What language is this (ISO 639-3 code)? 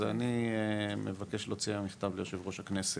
heb